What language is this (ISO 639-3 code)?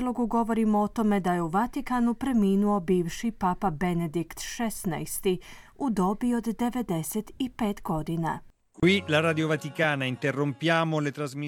hrv